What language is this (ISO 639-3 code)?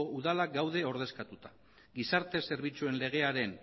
eus